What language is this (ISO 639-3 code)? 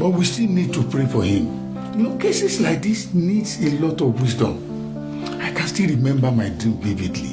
eng